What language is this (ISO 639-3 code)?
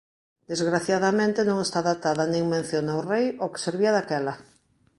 glg